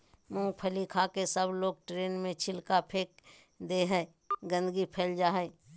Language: Magahi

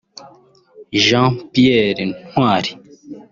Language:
Kinyarwanda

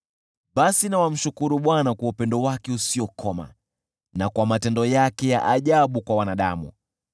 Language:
Swahili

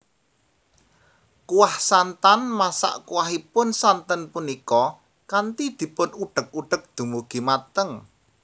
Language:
Javanese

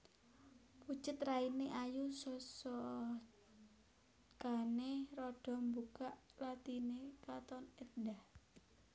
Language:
Javanese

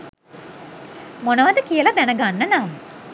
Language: Sinhala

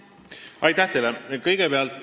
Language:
Estonian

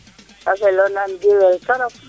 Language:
Serer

